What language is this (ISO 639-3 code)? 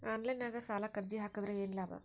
kan